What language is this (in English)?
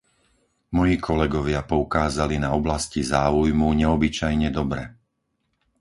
Slovak